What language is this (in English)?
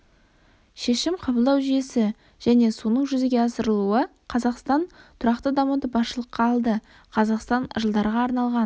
Kazakh